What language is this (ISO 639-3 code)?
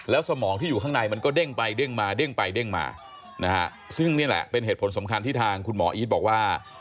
tha